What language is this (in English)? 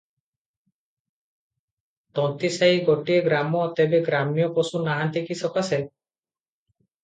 Odia